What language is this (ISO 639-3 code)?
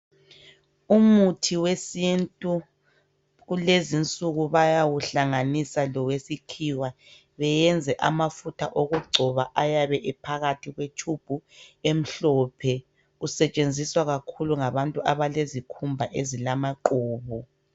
nde